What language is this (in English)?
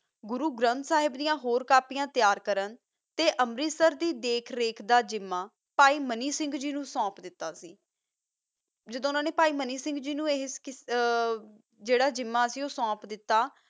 Punjabi